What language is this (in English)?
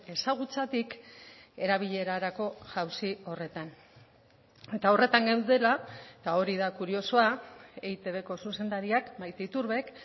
Basque